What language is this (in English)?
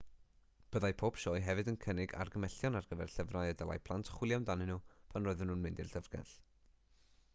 Welsh